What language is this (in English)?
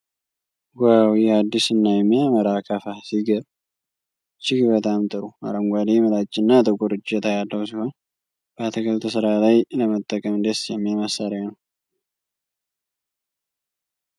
Amharic